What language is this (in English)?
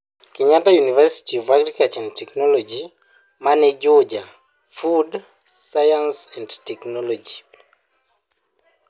Luo (Kenya and Tanzania)